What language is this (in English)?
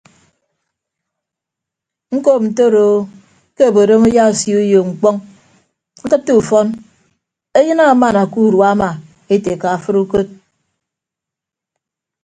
Ibibio